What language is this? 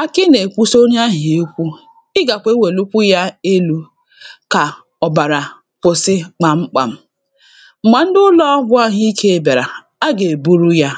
Igbo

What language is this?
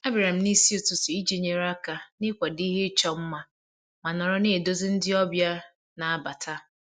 Igbo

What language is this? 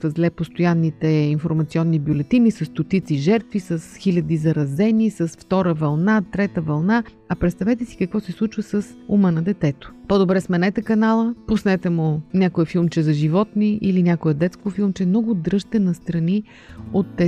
Bulgarian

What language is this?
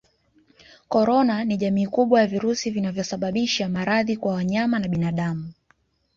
Swahili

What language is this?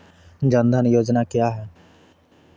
Maithili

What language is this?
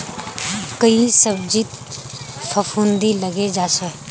Magahi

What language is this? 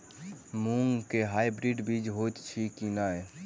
Maithili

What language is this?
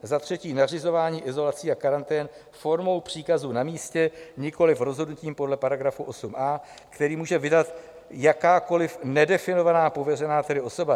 Czech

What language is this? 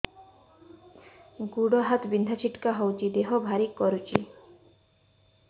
Odia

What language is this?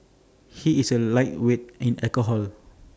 English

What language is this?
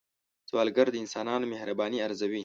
Pashto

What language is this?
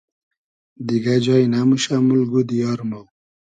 Hazaragi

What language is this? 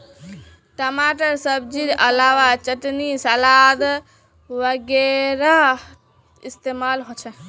Magahi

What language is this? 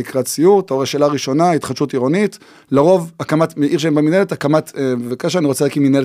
Hebrew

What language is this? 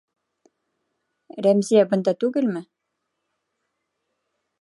Bashkir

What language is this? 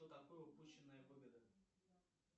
Russian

